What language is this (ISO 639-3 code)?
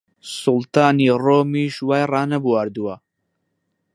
ckb